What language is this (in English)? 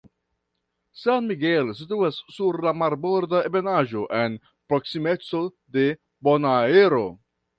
Esperanto